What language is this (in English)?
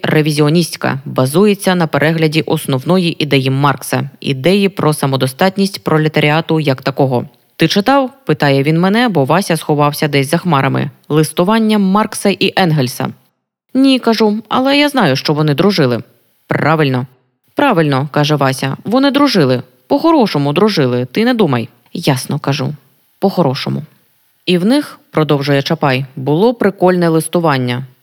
Ukrainian